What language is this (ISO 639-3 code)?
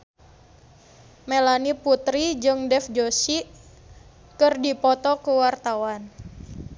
sun